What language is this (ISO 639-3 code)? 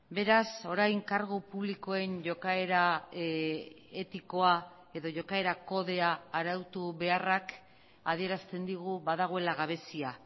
eus